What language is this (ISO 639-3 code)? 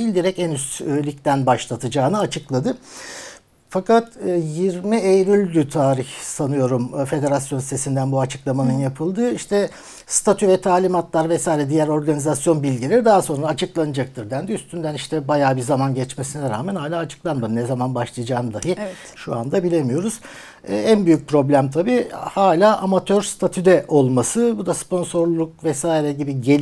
tur